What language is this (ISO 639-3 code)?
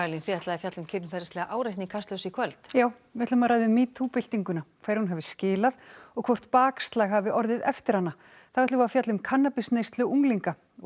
isl